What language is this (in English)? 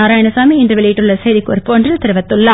Tamil